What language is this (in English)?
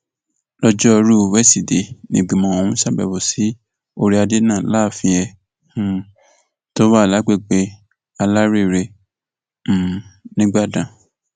Yoruba